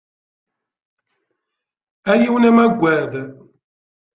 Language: Kabyle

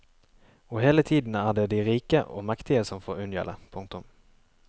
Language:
Norwegian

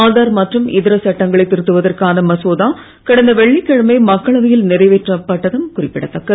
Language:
Tamil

